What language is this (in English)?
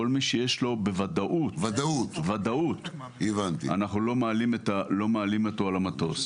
Hebrew